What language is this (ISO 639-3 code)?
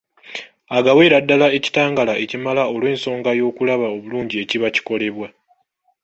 lug